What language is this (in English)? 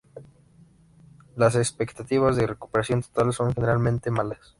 Spanish